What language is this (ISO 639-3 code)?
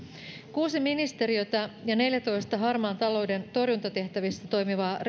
fin